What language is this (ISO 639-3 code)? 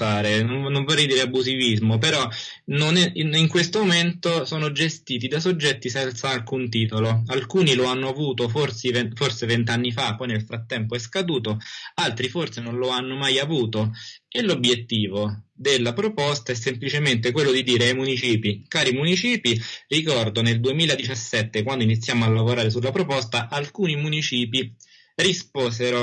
ita